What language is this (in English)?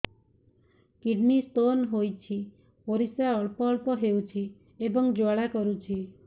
Odia